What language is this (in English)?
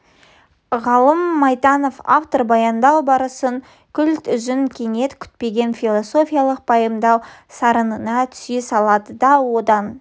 Kazakh